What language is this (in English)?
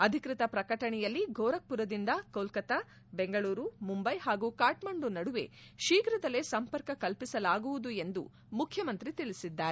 Kannada